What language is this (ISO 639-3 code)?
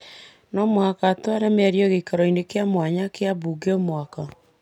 kik